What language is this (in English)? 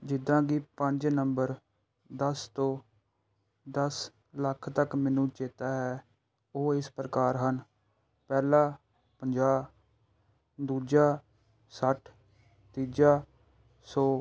Punjabi